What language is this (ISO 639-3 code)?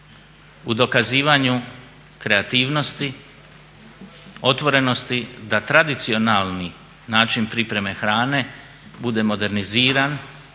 hrv